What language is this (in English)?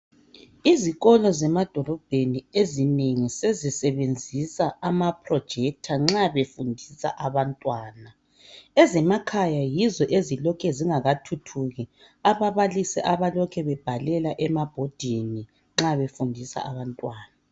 North Ndebele